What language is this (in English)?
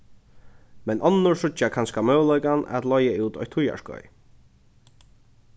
Faroese